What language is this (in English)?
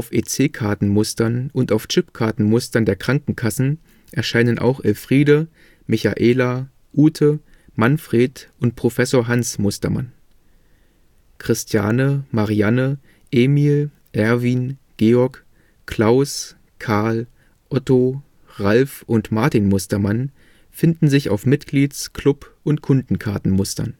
German